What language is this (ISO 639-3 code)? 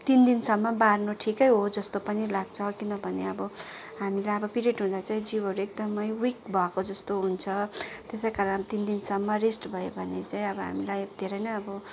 nep